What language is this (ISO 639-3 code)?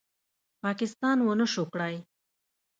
pus